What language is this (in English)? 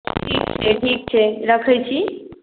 Maithili